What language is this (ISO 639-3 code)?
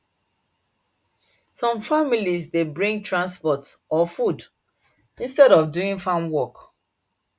pcm